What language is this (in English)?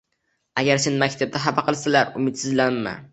Uzbek